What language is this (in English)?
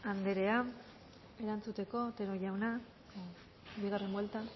Basque